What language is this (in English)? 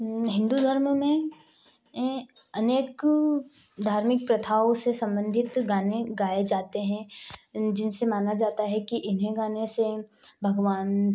Hindi